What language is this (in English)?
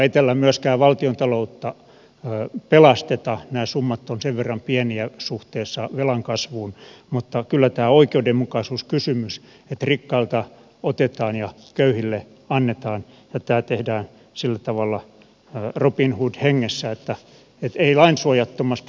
Finnish